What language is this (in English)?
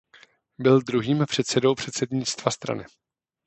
Czech